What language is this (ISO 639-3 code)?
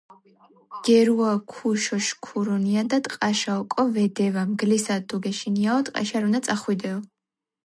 kat